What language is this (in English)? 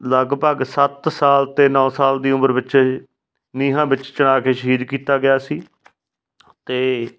Punjabi